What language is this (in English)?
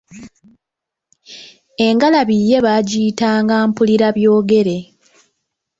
Ganda